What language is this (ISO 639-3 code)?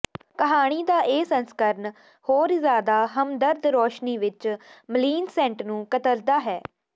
pan